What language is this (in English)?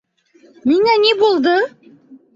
Bashkir